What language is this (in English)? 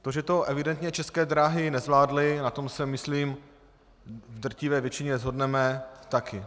Czech